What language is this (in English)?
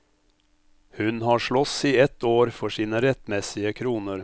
Norwegian